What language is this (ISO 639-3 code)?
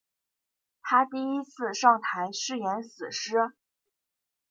zho